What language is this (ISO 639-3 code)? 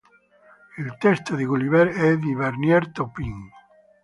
ita